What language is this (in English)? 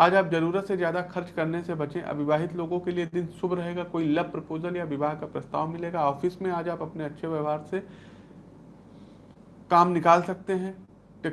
Hindi